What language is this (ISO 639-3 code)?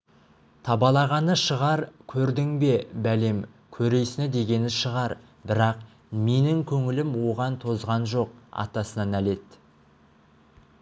kaz